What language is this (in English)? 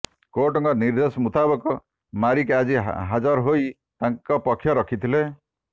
Odia